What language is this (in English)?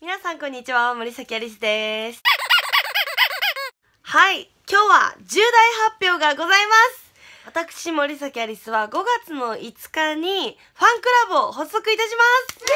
Japanese